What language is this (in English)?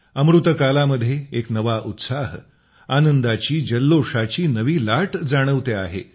Marathi